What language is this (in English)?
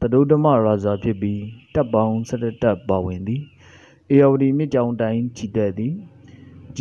Korean